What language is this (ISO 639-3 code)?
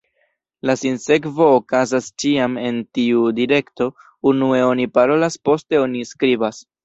epo